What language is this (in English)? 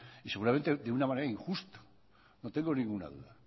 Spanish